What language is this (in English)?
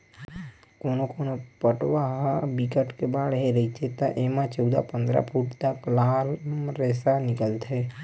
Chhattisgarhi